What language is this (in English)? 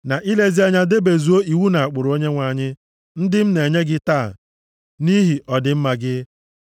Igbo